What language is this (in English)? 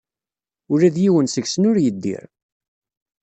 Kabyle